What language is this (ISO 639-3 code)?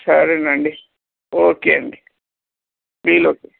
tel